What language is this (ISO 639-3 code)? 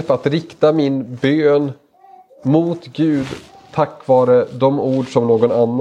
swe